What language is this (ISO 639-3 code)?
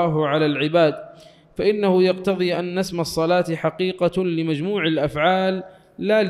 ara